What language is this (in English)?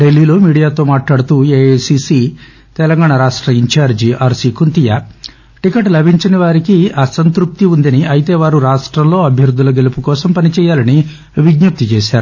Telugu